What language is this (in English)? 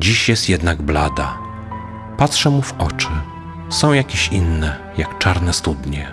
Polish